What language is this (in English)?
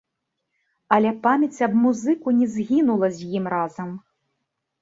Belarusian